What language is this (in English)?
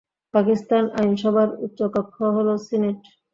Bangla